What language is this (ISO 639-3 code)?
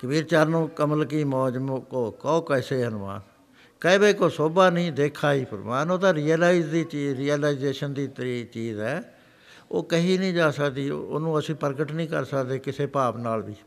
pan